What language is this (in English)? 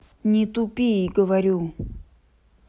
Russian